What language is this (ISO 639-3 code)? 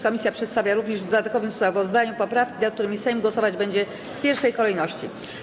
pol